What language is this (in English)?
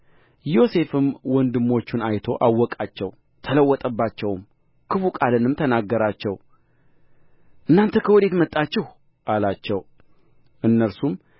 Amharic